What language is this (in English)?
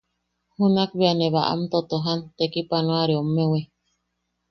Yaqui